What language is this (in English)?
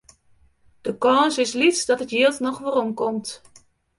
Western Frisian